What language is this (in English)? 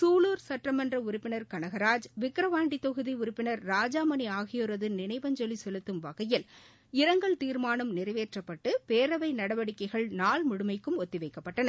Tamil